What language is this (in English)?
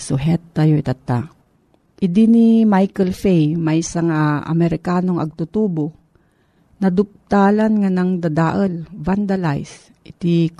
Filipino